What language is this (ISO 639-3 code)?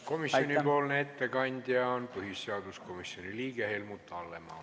est